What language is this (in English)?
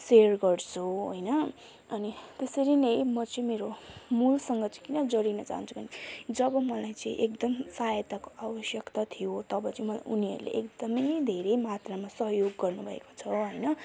Nepali